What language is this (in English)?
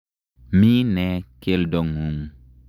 Kalenjin